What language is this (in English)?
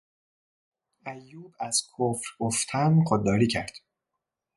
Persian